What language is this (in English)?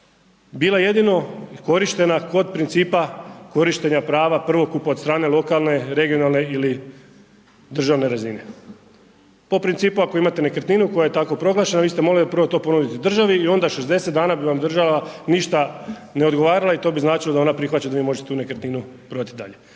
Croatian